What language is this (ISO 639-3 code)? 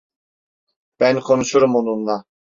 tur